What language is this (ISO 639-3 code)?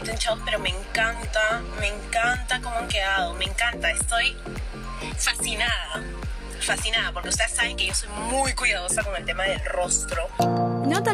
spa